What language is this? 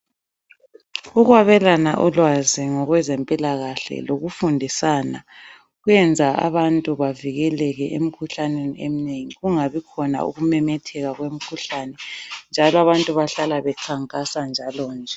North Ndebele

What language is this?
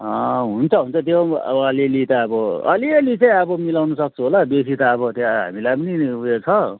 Nepali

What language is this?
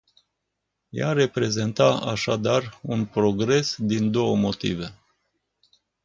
Romanian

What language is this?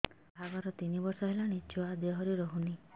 Odia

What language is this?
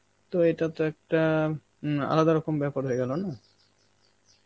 Bangla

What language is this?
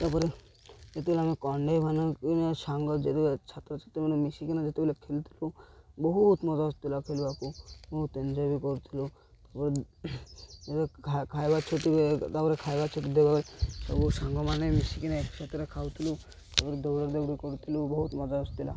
Odia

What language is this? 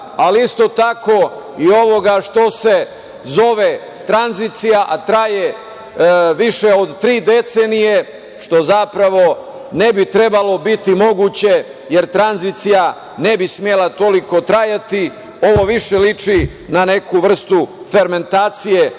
Serbian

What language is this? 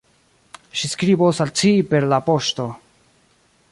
Esperanto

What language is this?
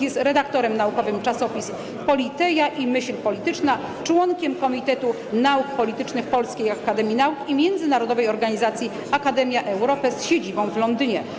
Polish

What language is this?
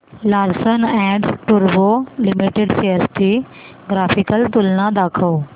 Marathi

